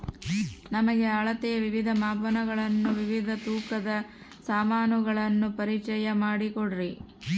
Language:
Kannada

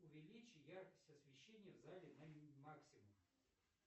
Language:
Russian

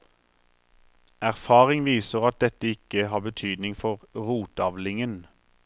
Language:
Norwegian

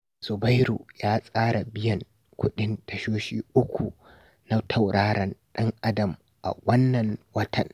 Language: Hausa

